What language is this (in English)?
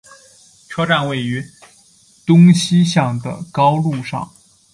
Chinese